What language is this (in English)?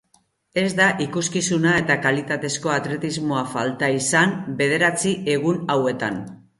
Basque